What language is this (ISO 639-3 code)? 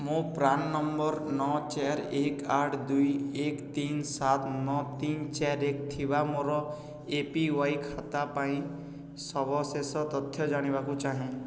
ori